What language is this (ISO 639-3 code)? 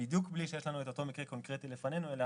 heb